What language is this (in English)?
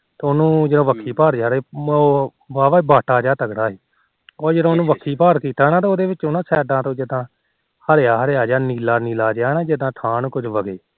Punjabi